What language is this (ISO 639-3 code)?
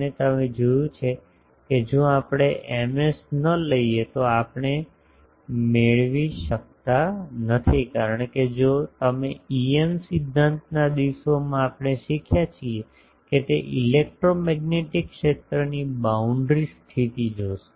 guj